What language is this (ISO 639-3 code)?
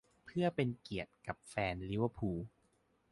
tha